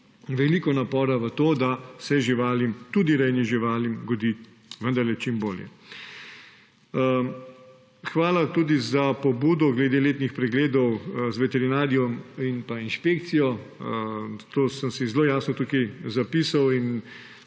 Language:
Slovenian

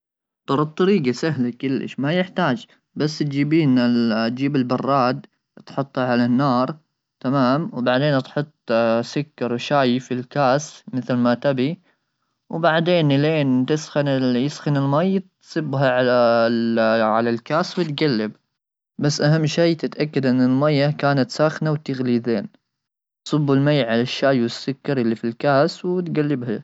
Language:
Gulf Arabic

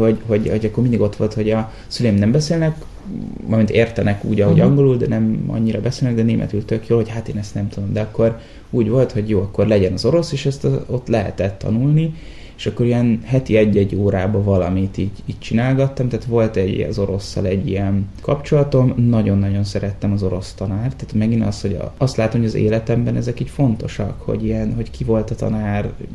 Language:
Hungarian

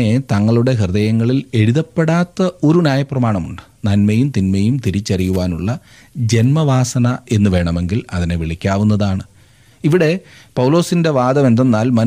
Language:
Malayalam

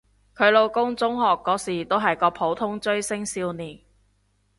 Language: Cantonese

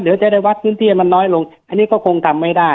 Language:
Thai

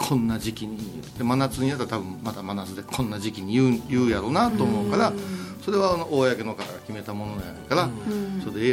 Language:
Japanese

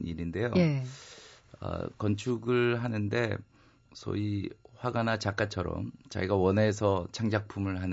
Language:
Korean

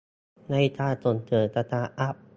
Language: Thai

